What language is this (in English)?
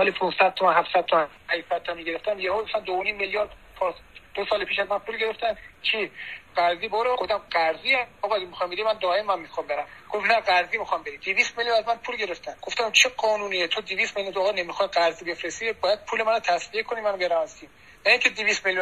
Persian